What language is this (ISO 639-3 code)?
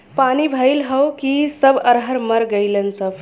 bho